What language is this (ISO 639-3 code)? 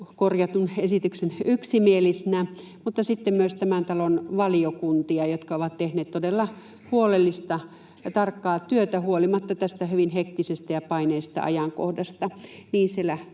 fin